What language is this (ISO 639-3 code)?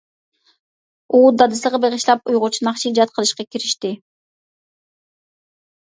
uig